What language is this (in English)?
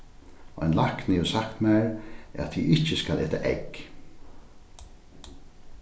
Faroese